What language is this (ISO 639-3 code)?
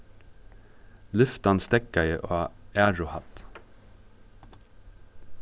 fao